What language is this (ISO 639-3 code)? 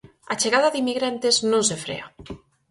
glg